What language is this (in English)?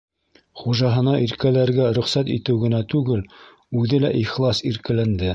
Bashkir